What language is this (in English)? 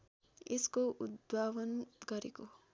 Nepali